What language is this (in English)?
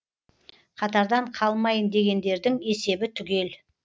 Kazakh